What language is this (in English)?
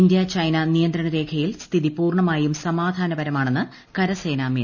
Malayalam